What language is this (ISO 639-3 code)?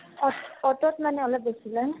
asm